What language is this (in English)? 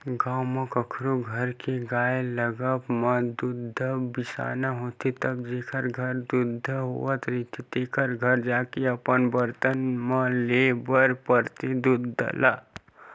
Chhattisgarhi